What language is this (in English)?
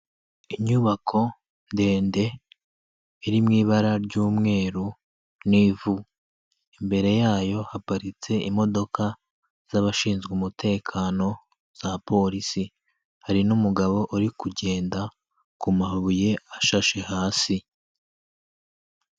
Kinyarwanda